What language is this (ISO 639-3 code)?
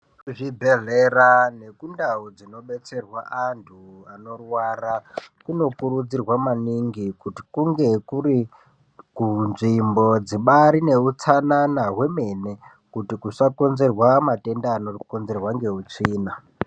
ndc